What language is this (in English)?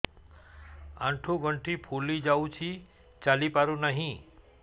Odia